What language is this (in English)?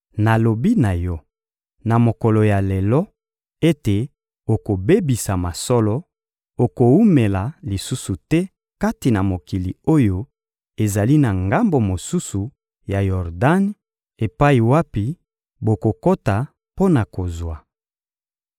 Lingala